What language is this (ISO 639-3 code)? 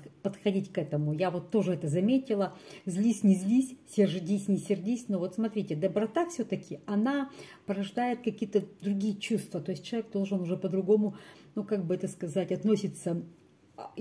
rus